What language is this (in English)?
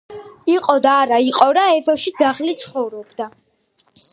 Georgian